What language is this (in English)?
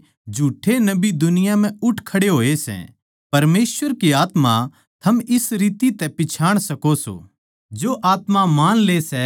Haryanvi